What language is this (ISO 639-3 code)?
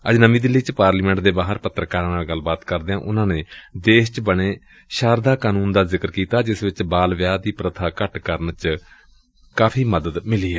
pan